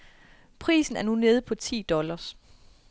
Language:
Danish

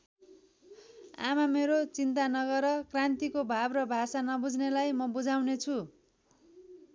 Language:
Nepali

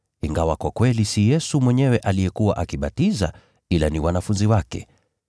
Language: Swahili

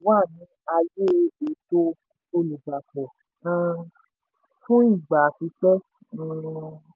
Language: Yoruba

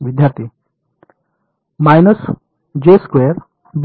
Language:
Marathi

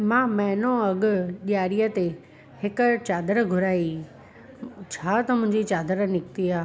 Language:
Sindhi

